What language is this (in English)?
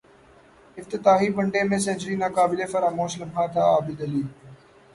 Urdu